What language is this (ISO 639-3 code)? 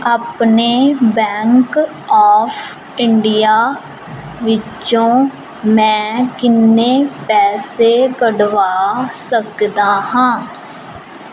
pan